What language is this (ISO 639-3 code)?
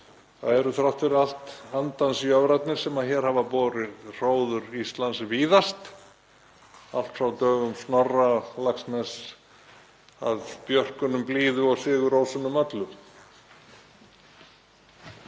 isl